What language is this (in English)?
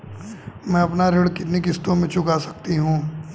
Hindi